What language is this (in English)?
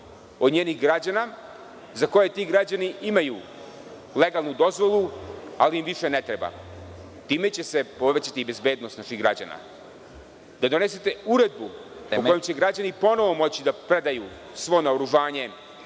Serbian